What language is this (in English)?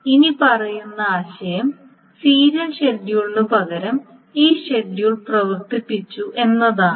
Malayalam